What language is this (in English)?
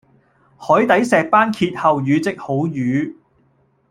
Cantonese